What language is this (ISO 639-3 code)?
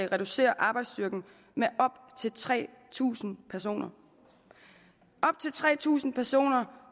dan